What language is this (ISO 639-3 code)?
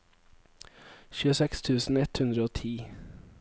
nor